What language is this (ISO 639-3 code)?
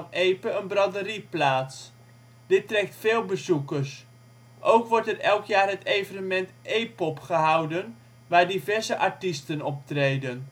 nld